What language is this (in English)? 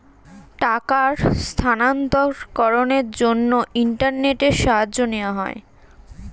Bangla